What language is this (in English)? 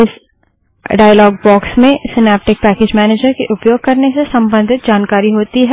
Hindi